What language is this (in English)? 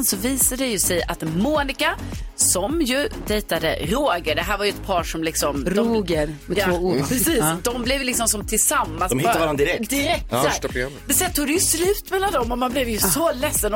Swedish